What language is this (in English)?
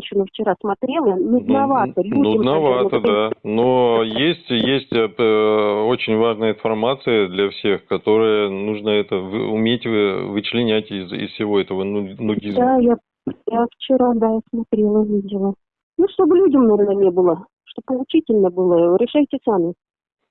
Russian